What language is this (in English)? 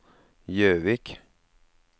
Norwegian